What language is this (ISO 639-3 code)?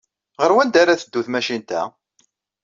kab